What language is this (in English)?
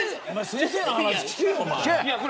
Japanese